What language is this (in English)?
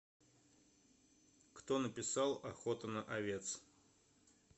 Russian